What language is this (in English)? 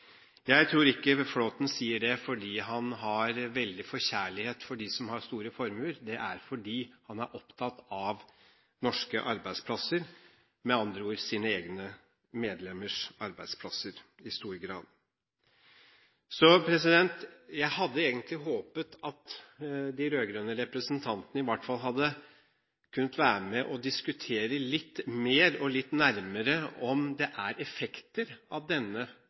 Norwegian Bokmål